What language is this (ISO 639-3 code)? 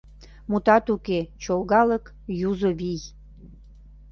chm